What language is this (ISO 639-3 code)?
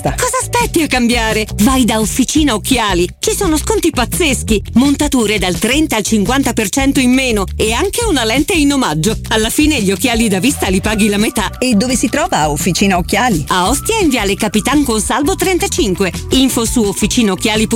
ita